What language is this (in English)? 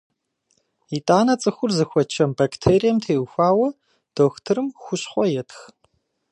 Kabardian